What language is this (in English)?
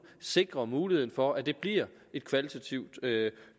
Danish